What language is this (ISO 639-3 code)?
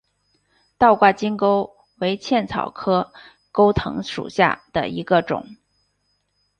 zho